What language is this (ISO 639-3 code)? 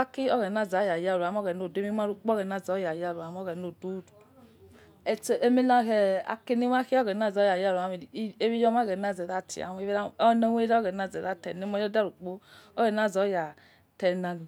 ets